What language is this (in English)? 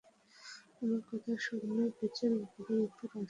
Bangla